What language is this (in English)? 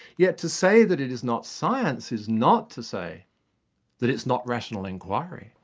English